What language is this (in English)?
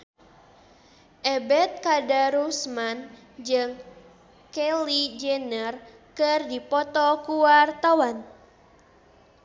Sundanese